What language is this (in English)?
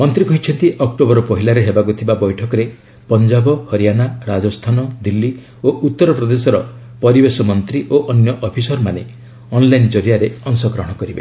Odia